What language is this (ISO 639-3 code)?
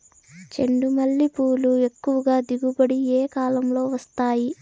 tel